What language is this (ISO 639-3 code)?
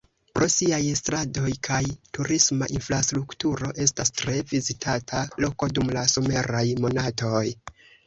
epo